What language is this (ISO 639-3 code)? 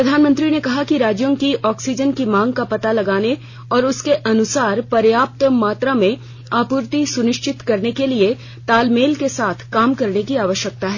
hin